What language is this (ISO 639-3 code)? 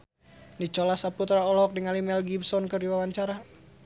sun